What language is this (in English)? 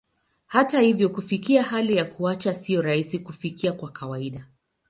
Swahili